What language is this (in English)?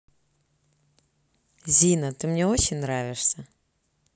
Russian